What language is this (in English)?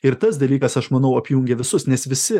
Lithuanian